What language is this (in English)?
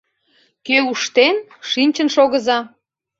Mari